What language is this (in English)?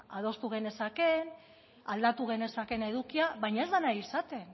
Basque